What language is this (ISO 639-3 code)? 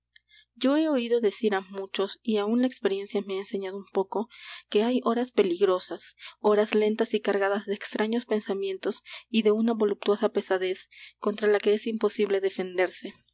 spa